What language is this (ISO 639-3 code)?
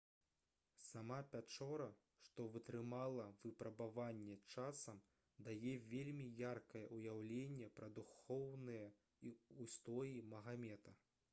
bel